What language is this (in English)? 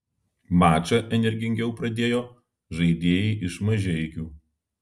Lithuanian